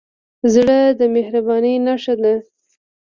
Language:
Pashto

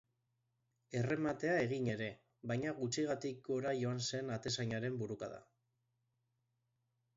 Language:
Basque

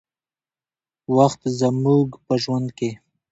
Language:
Pashto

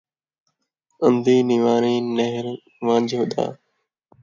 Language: Saraiki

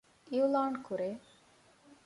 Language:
Divehi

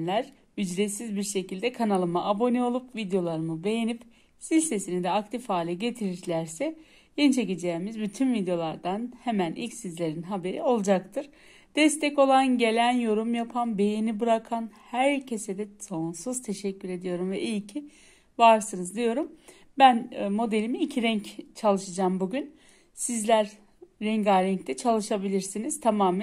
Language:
Turkish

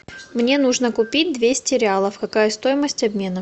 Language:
Russian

